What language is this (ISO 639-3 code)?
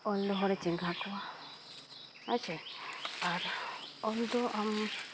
sat